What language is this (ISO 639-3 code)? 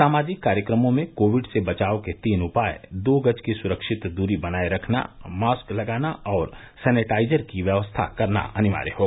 hin